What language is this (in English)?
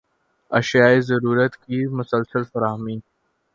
Urdu